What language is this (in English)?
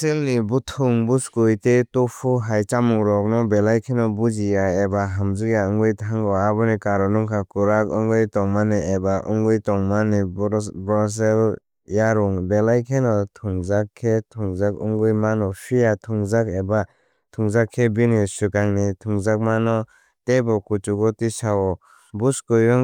Kok Borok